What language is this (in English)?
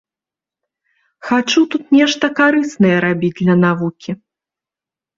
Belarusian